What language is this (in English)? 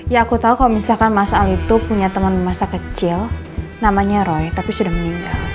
Indonesian